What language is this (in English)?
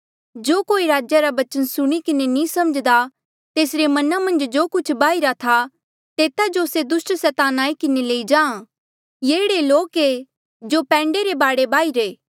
Mandeali